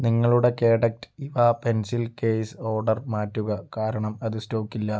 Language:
Malayalam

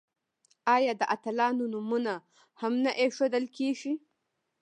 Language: Pashto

